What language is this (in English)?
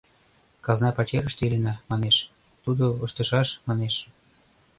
Mari